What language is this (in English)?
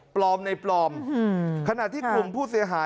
Thai